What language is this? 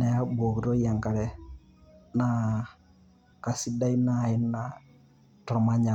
Masai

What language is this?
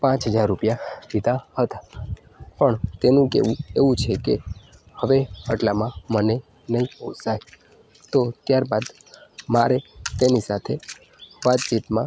Gujarati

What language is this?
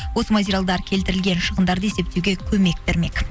Kazakh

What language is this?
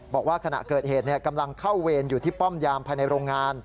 Thai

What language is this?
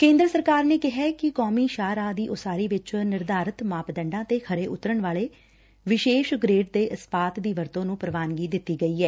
Punjabi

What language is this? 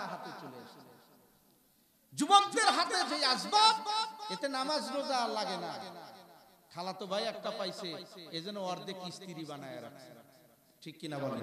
Arabic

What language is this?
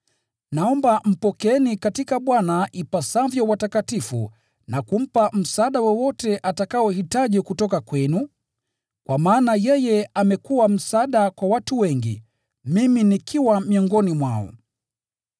Swahili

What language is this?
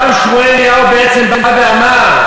Hebrew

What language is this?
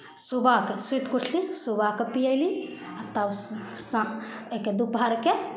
Maithili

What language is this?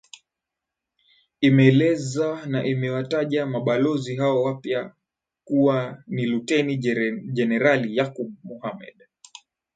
Swahili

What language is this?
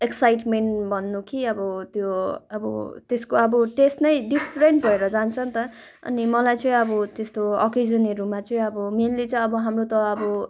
Nepali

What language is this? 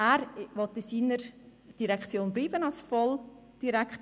Swiss German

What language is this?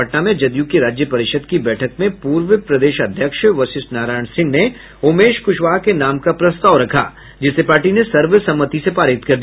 Hindi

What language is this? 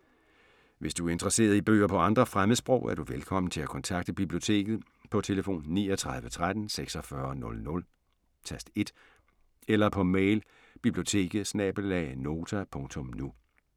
Danish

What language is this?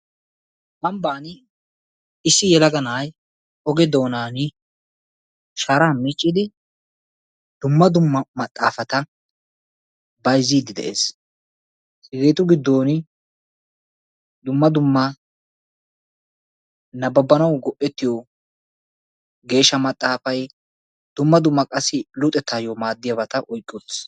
Wolaytta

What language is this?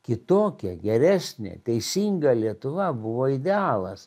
Lithuanian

